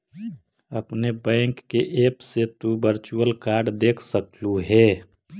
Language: Magahi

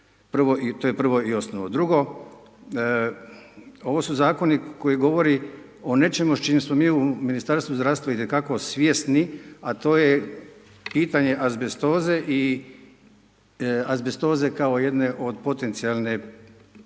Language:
Croatian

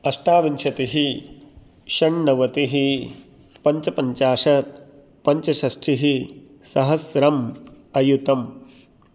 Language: Sanskrit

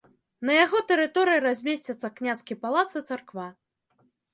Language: Belarusian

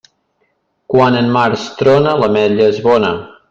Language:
Catalan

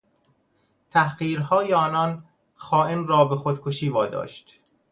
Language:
Persian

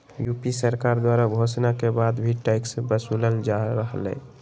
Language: Magahi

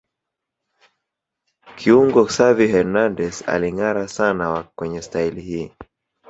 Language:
Swahili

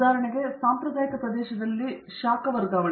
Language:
Kannada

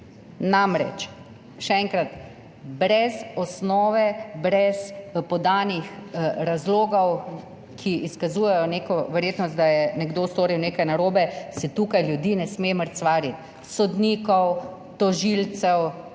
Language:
Slovenian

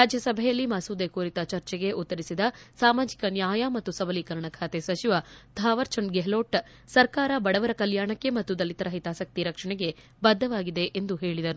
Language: Kannada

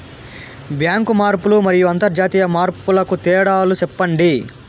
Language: Telugu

